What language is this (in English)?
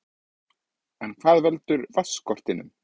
Icelandic